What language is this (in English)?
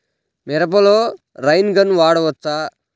Telugu